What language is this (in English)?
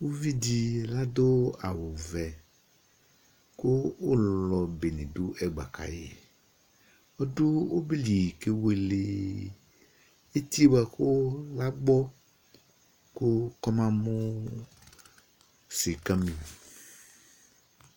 Ikposo